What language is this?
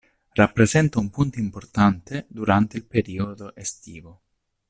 Italian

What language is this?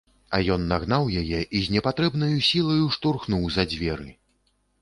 Belarusian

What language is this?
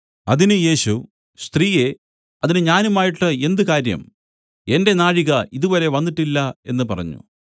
Malayalam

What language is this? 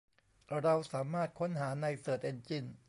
Thai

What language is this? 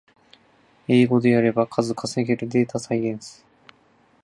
Japanese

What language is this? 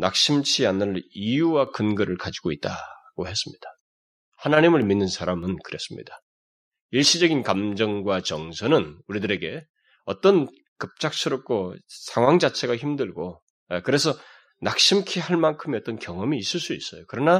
Korean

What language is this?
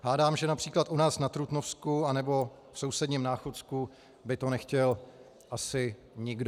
Czech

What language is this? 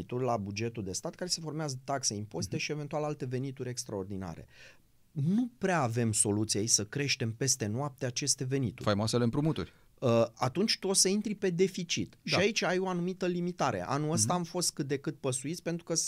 Romanian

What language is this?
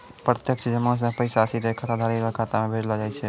Maithili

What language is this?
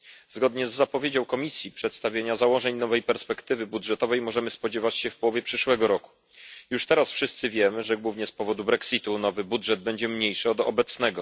Polish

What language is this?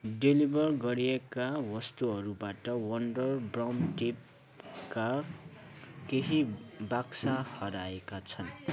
Nepali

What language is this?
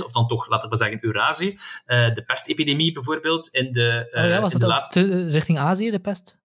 Dutch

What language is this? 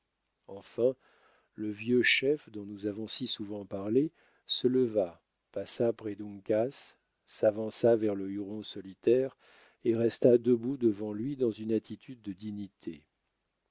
French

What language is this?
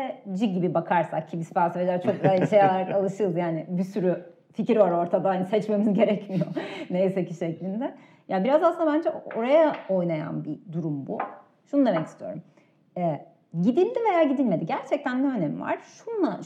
Turkish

